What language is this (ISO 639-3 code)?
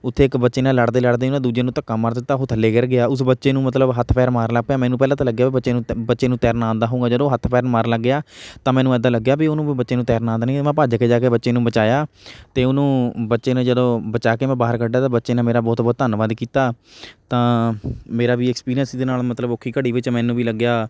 pan